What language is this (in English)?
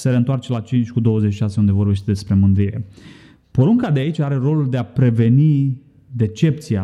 Romanian